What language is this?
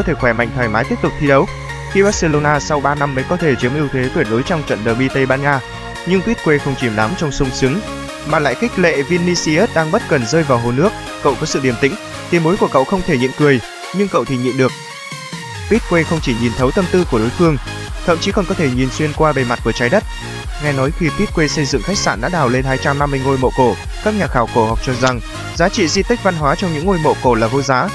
Vietnamese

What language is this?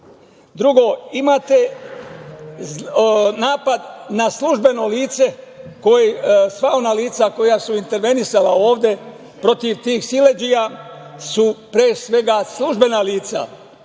Serbian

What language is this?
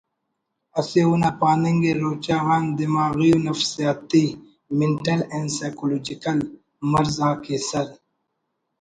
Brahui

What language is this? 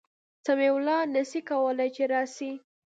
Pashto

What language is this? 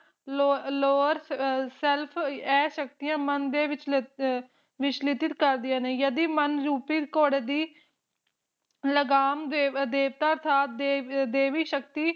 Punjabi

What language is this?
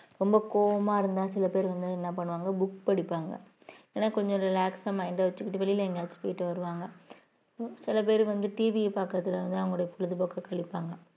Tamil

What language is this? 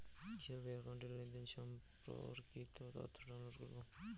Bangla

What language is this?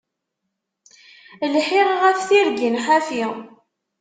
Kabyle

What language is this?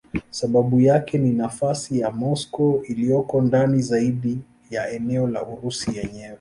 Swahili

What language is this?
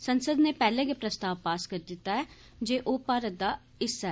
Dogri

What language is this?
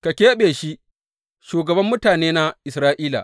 Hausa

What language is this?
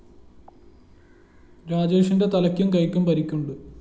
Malayalam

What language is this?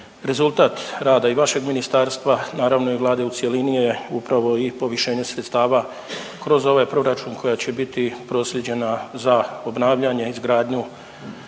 Croatian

